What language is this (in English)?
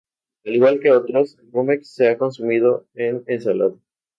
Spanish